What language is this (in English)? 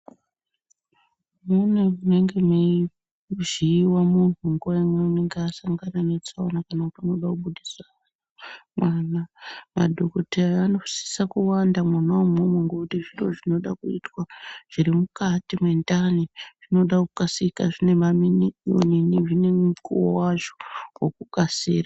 Ndau